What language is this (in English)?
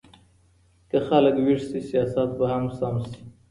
Pashto